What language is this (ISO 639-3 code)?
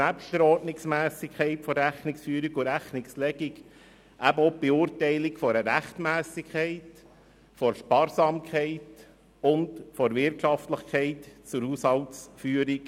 gsw